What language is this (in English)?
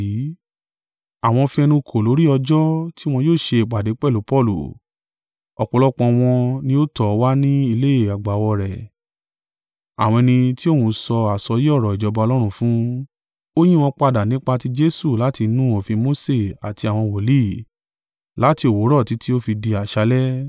Yoruba